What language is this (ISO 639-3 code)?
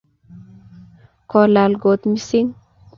kln